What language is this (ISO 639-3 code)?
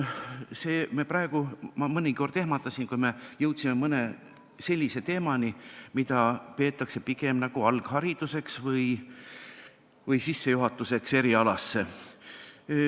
est